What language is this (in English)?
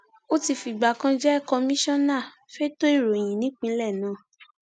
Yoruba